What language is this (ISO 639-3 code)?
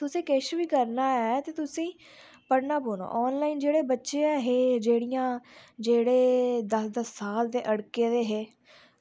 doi